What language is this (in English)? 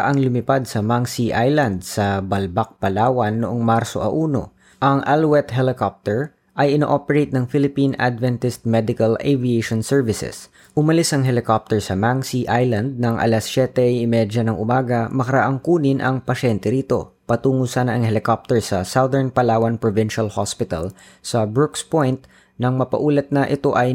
Filipino